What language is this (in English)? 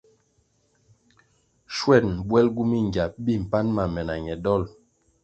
Kwasio